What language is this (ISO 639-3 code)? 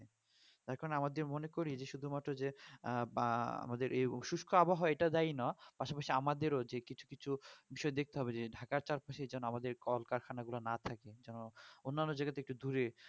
ben